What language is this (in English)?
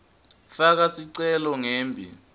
Swati